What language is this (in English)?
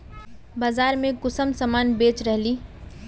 Magahi